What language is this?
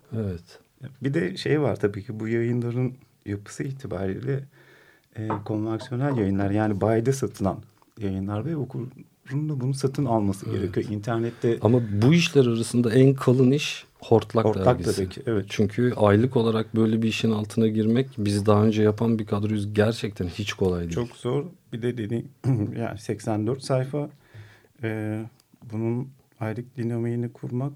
Turkish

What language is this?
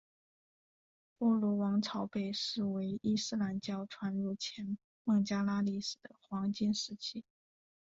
Chinese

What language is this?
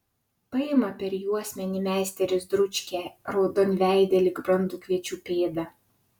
Lithuanian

